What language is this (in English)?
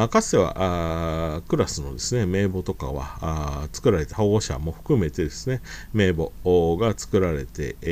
Japanese